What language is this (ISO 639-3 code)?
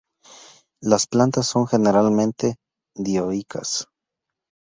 spa